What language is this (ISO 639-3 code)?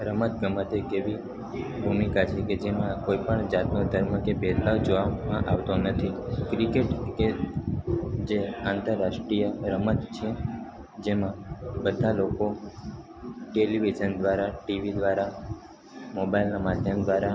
guj